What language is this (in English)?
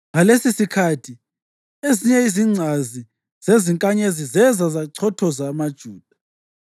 North Ndebele